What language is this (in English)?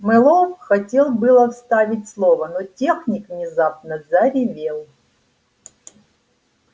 Russian